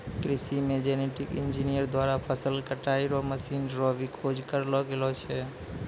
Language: Maithili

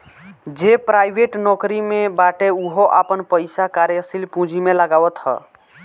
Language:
Bhojpuri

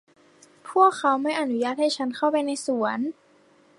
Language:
Thai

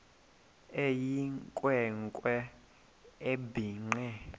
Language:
Xhosa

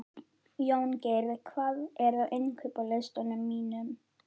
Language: Icelandic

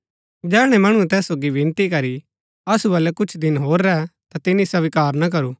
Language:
Gaddi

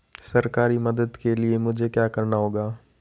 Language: Hindi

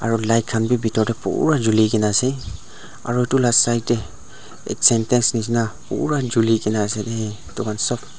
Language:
Naga Pidgin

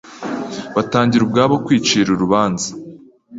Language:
Kinyarwanda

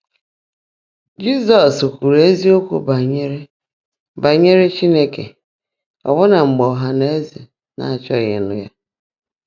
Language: Igbo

